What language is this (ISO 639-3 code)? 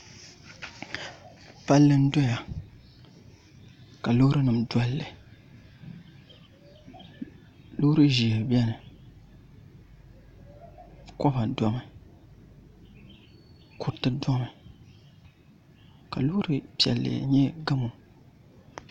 dag